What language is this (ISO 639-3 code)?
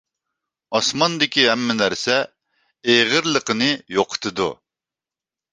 uig